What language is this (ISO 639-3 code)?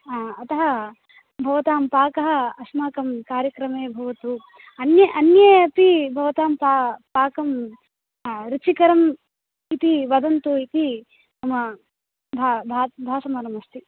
san